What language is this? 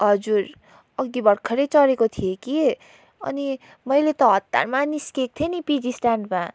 Nepali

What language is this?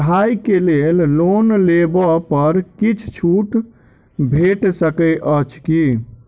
Maithili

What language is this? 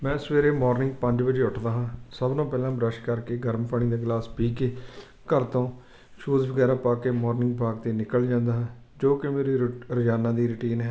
Punjabi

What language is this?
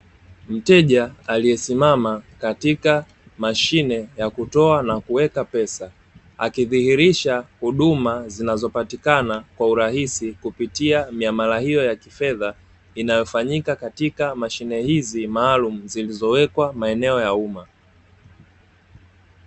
Swahili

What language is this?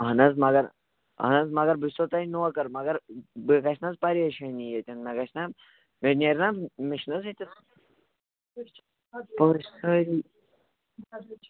Kashmiri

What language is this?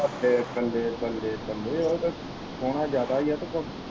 Punjabi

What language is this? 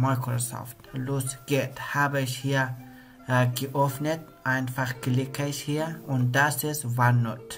German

